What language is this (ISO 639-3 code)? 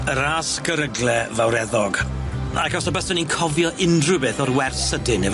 cym